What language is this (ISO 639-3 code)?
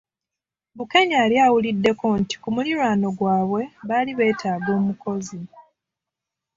lug